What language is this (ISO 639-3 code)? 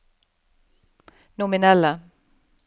nor